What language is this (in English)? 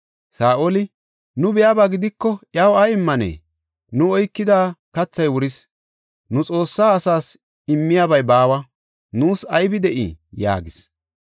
Gofa